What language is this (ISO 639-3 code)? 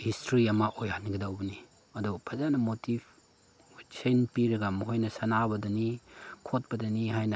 mni